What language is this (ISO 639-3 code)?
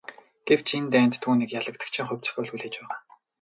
mon